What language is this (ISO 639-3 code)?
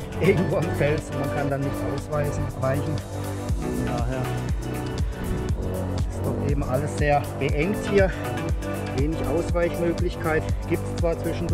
deu